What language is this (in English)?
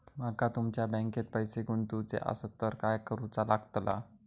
Marathi